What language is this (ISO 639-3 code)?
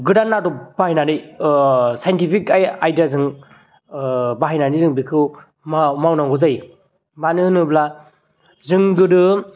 brx